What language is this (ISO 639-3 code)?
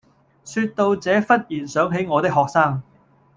yue